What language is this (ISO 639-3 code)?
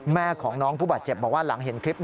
tha